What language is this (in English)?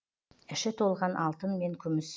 Kazakh